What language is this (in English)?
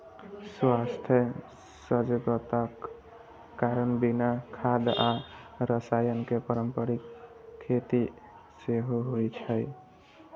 Maithili